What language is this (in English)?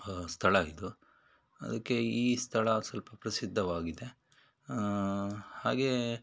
Kannada